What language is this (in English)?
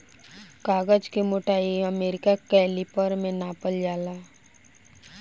Bhojpuri